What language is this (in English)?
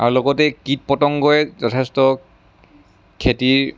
Assamese